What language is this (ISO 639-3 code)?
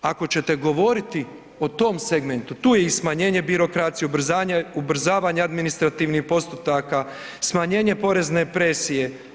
hrv